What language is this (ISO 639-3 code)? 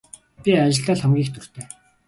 mon